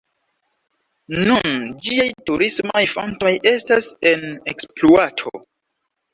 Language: Esperanto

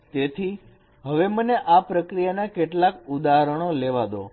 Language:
Gujarati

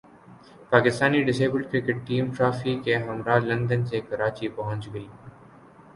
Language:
Urdu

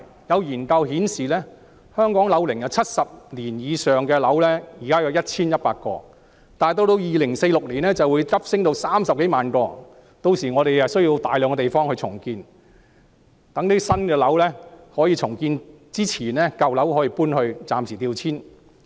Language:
Cantonese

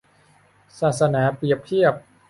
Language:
Thai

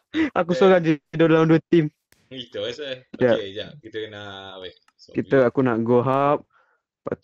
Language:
Malay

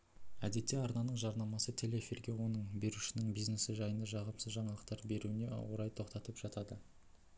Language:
Kazakh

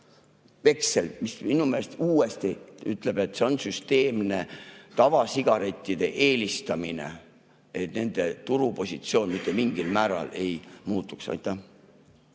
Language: Estonian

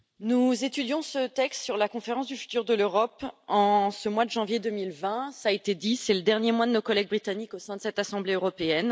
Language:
French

